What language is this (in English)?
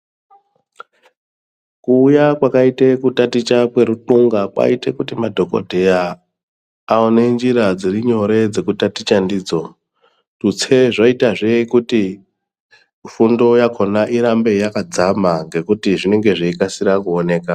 Ndau